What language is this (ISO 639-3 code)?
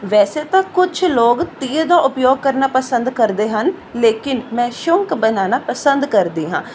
pan